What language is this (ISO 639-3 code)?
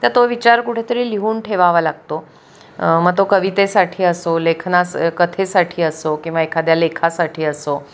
mar